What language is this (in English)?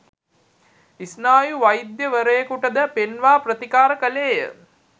Sinhala